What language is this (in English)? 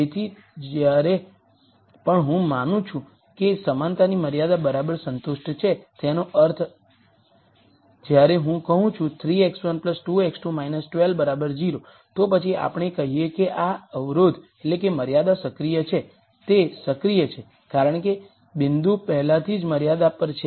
Gujarati